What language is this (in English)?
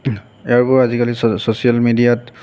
Assamese